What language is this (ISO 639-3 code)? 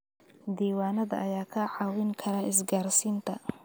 som